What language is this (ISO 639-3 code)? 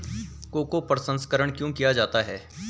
hin